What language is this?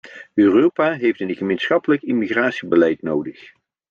Dutch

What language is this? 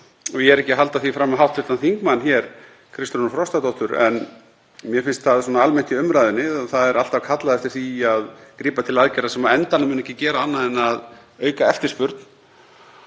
Icelandic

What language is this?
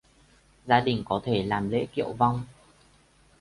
Vietnamese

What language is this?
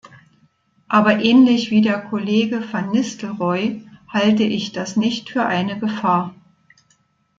German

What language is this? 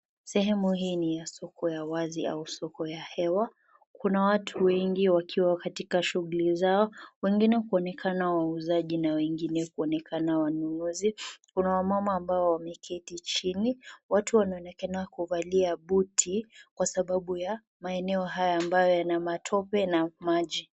Swahili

